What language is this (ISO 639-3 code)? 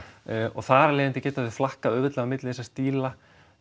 isl